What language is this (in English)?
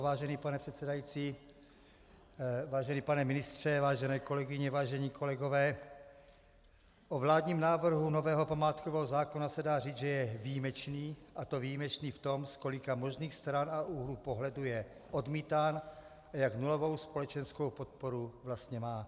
Czech